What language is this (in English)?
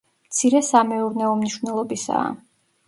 Georgian